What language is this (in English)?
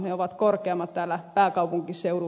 Finnish